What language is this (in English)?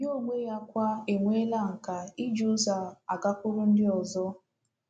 Igbo